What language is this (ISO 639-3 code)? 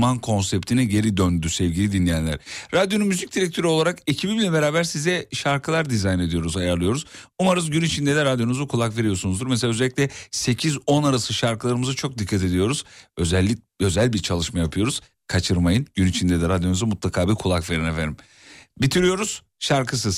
tur